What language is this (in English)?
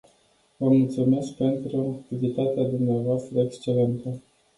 Romanian